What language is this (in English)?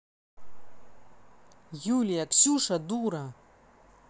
Russian